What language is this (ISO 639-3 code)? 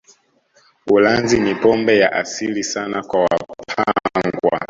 swa